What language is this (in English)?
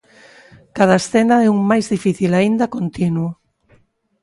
Galician